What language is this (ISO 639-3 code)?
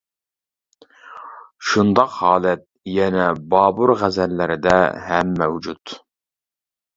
uig